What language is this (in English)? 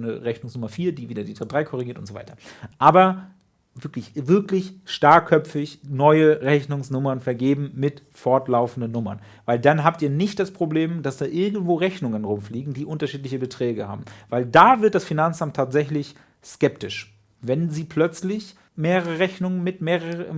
German